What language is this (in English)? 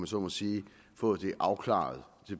Danish